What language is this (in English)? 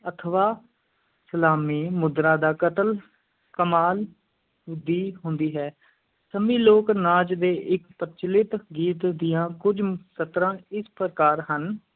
Punjabi